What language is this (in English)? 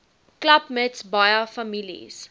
Afrikaans